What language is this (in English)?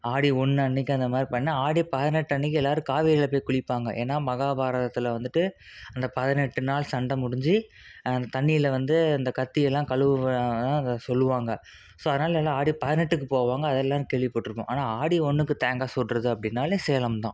Tamil